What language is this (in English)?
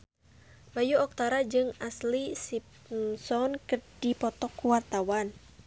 Sundanese